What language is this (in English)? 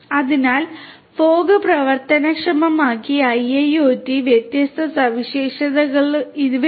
Malayalam